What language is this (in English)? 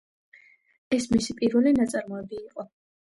Georgian